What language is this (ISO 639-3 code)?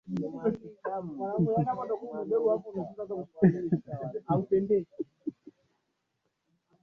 swa